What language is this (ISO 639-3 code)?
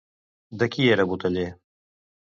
cat